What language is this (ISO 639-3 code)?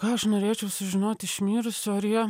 lit